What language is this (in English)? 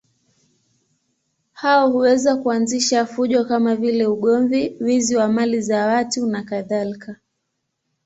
Swahili